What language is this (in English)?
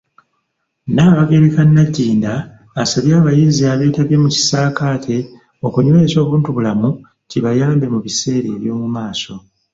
Ganda